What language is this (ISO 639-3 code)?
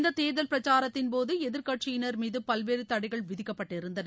tam